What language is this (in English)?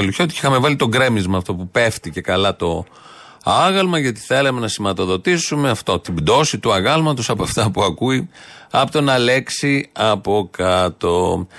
Greek